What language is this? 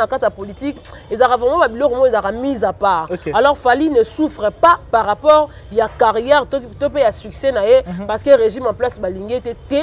French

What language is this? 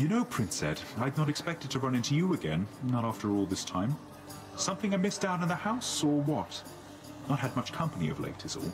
Polish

